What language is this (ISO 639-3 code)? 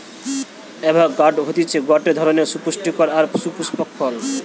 ben